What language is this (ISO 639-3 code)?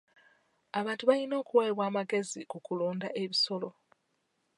lug